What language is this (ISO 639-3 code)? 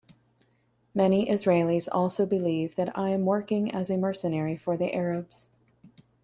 eng